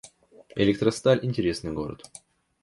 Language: Russian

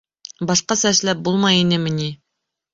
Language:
Bashkir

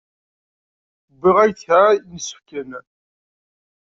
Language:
Kabyle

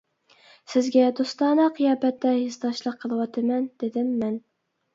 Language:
Uyghur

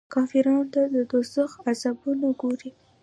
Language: Pashto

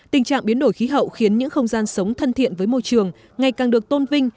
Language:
Vietnamese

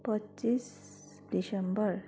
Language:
Nepali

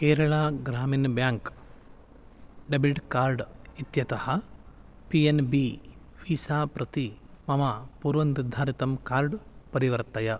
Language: Sanskrit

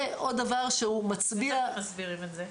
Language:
Hebrew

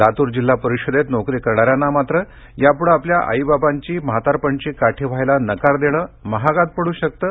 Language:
Marathi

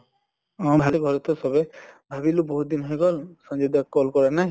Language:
Assamese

